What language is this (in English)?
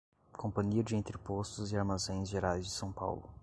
Portuguese